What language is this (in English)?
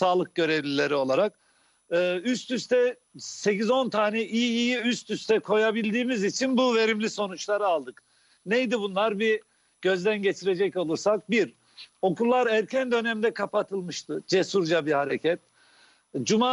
Turkish